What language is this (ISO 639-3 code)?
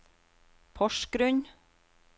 nor